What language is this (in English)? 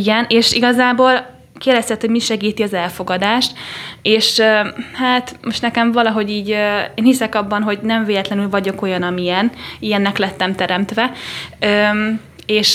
Hungarian